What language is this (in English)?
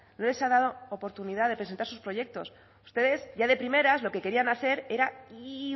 Spanish